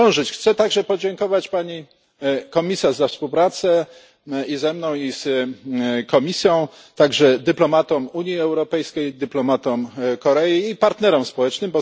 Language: Polish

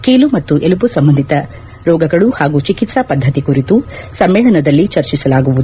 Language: Kannada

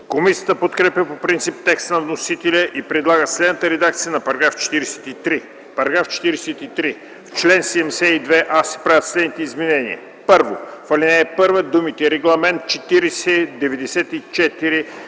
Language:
Bulgarian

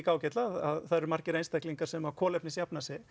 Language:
Icelandic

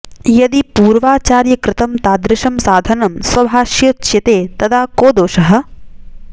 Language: Sanskrit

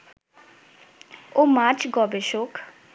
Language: Bangla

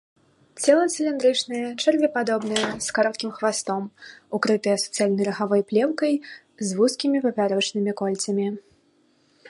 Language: Belarusian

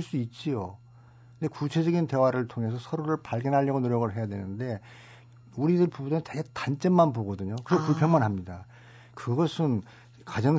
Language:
Korean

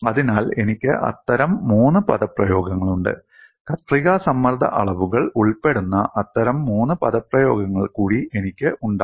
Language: Malayalam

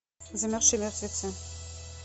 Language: Russian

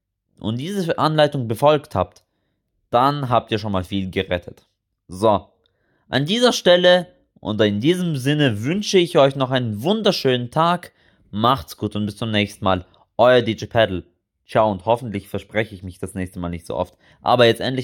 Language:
German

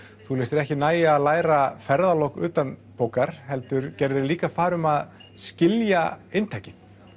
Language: Icelandic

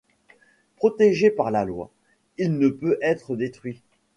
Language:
French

